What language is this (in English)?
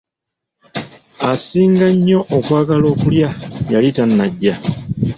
Ganda